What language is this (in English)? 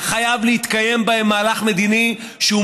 Hebrew